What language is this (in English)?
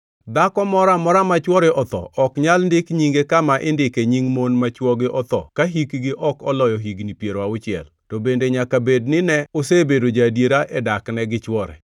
Luo (Kenya and Tanzania)